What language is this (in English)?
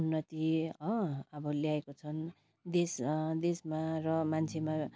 Nepali